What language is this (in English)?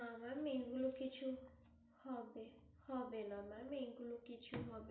Bangla